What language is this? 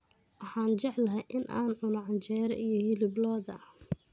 Somali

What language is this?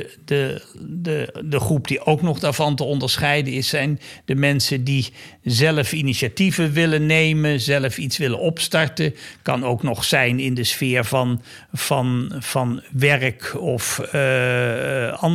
Dutch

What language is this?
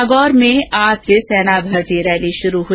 Hindi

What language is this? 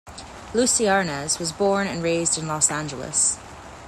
English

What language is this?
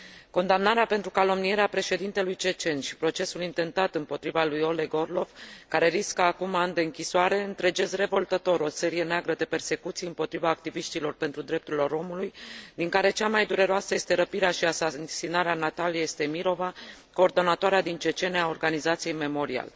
Romanian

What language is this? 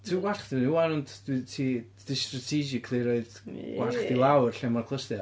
Welsh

